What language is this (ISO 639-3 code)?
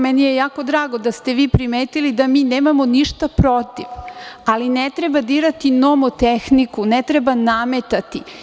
srp